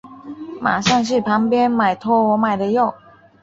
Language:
Chinese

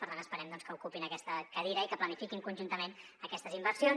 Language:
Catalan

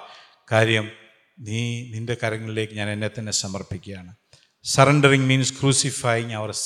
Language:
Malayalam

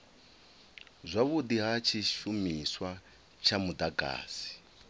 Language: Venda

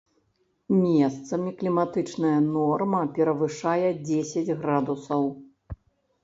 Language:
Belarusian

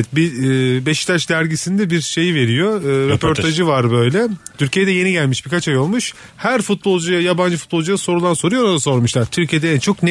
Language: Turkish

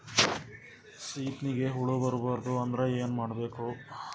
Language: Kannada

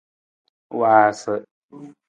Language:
Nawdm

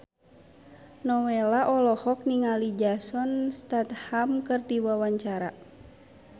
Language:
Sundanese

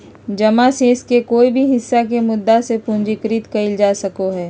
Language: Magahi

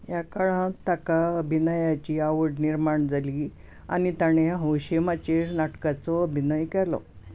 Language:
Konkani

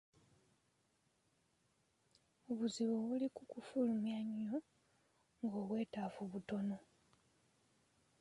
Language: Ganda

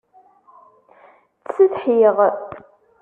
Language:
Kabyle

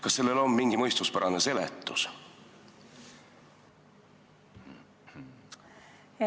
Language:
Estonian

